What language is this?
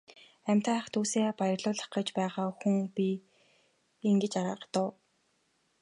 Mongolian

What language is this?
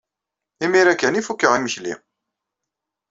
Kabyle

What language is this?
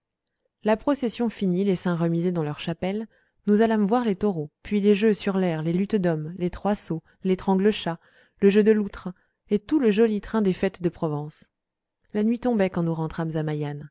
French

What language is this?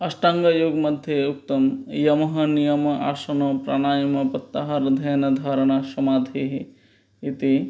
Sanskrit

